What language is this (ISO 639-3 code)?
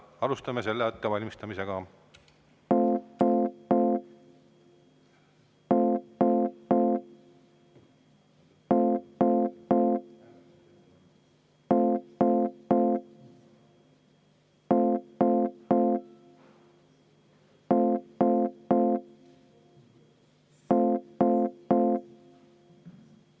est